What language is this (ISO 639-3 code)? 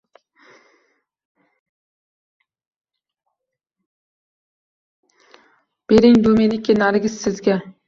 uzb